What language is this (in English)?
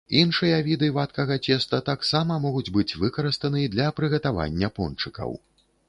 Belarusian